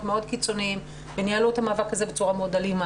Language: Hebrew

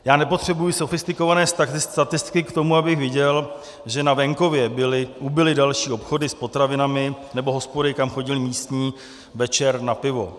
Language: Czech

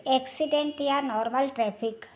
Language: Sindhi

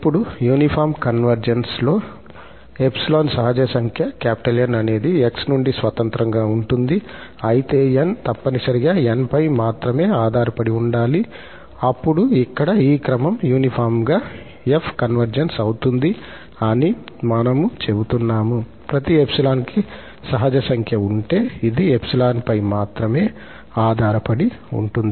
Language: Telugu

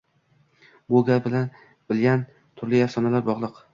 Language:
Uzbek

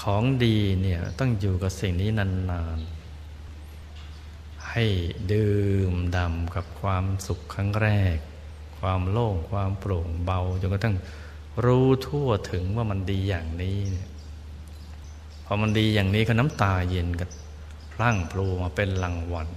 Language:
Thai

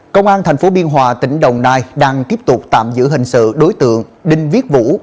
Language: Vietnamese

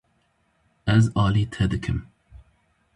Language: Kurdish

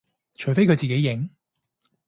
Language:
Cantonese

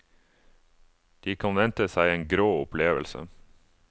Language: Norwegian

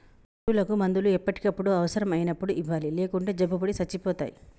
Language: Telugu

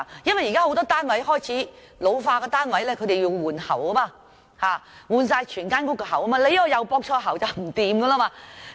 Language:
Cantonese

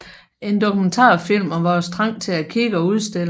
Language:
Danish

